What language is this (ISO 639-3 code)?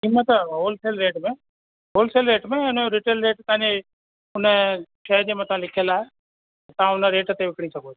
snd